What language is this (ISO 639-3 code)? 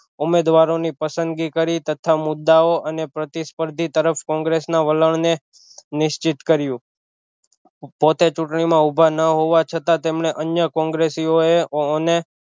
guj